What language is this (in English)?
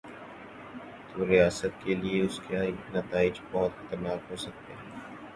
Urdu